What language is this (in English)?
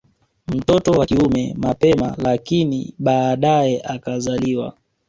Swahili